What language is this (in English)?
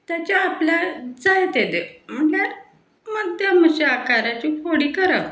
Konkani